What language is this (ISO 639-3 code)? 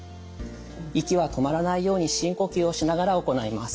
jpn